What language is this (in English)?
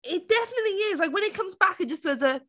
English